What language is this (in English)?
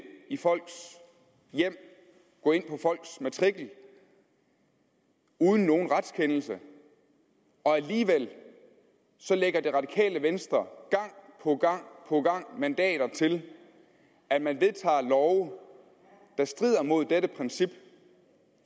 Danish